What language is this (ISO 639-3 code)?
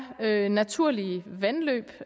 dan